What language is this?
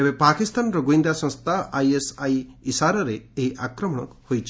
Odia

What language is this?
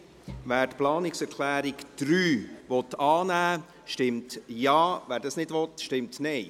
Swiss German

